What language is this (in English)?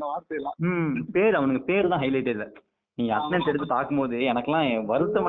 Tamil